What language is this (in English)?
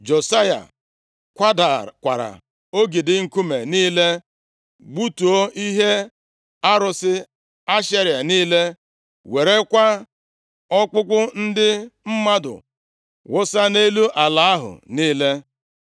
Igbo